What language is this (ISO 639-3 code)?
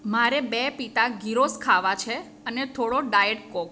guj